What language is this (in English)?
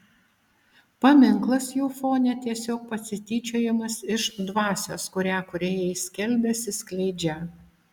Lithuanian